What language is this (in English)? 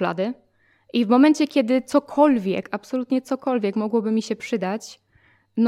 Polish